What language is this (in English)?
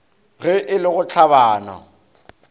Northern Sotho